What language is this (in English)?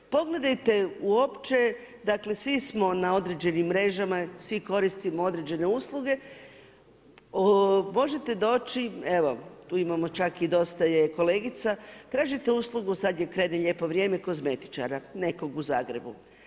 Croatian